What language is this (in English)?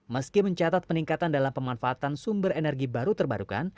Indonesian